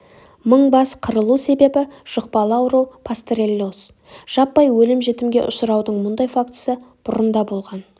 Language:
Kazakh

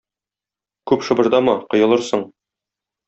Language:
Tatar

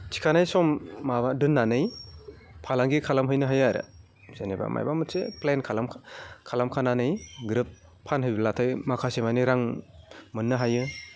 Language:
Bodo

